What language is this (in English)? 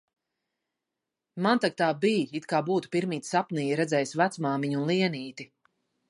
Latvian